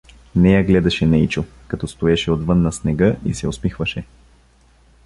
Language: Bulgarian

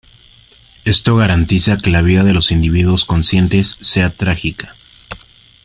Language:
Spanish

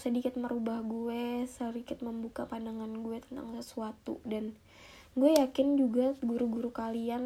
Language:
Indonesian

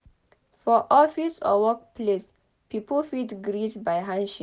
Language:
Nigerian Pidgin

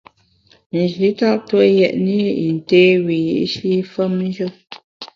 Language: Bamun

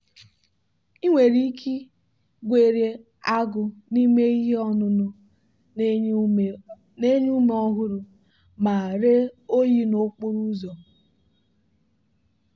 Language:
Igbo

